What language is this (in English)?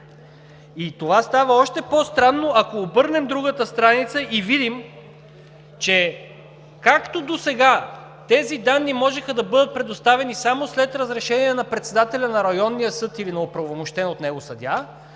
Bulgarian